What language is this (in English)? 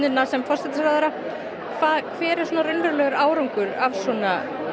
Icelandic